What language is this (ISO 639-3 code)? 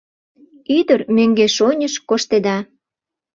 chm